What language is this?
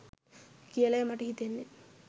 Sinhala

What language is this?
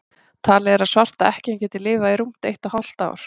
Icelandic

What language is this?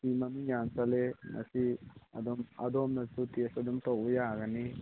Manipuri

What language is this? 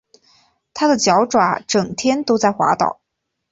Chinese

